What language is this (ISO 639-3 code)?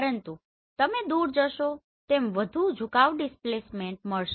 guj